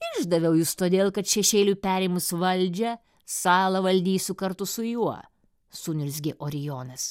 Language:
Lithuanian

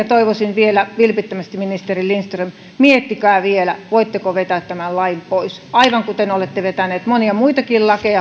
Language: Finnish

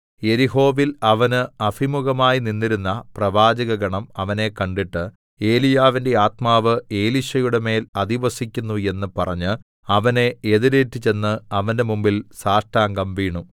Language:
Malayalam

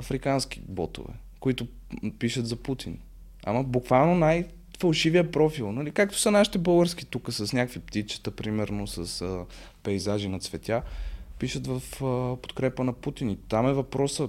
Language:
Bulgarian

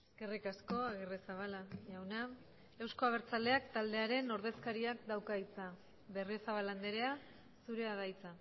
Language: Basque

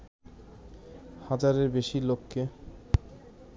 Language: Bangla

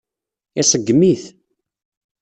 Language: Kabyle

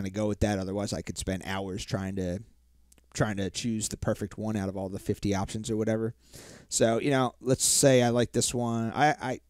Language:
English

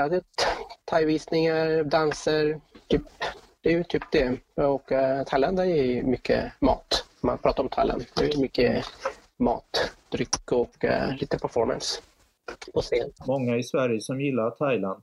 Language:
Swedish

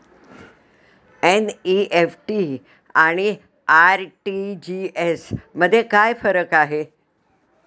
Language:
Marathi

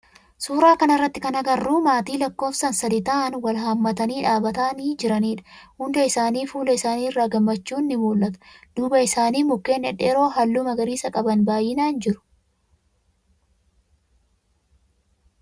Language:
Oromo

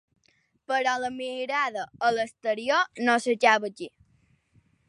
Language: Catalan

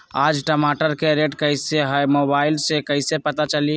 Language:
Magahi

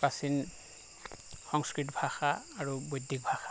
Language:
Assamese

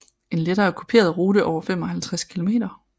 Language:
Danish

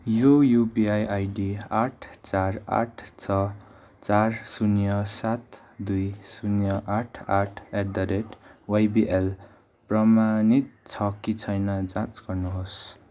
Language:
Nepali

